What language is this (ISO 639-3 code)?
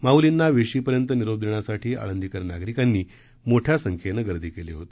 mar